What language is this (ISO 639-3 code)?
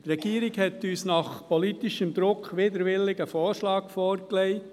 gsw